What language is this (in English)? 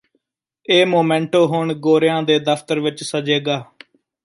Punjabi